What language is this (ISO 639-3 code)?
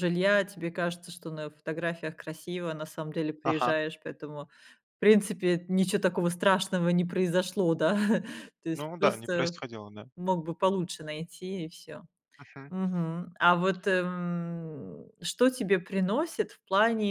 rus